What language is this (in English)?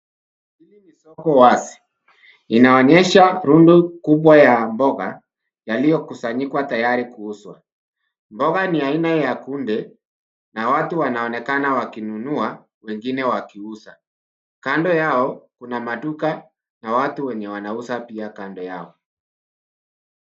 Swahili